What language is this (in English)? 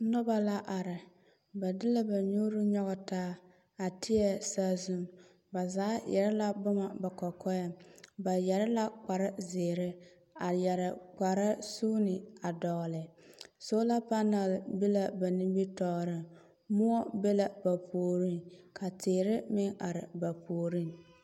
Southern Dagaare